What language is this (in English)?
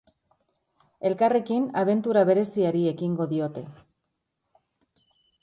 Basque